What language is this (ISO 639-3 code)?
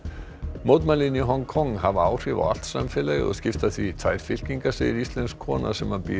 isl